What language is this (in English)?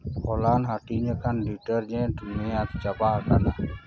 Santali